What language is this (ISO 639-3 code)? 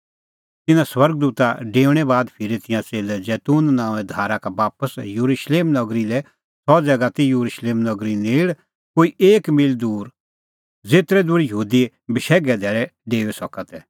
kfx